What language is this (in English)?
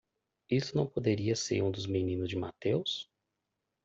Portuguese